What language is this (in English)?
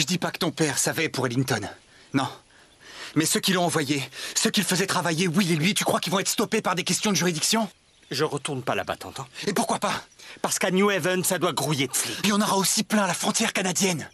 French